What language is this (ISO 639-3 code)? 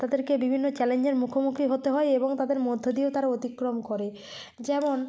ben